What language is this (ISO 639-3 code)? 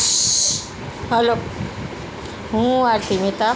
guj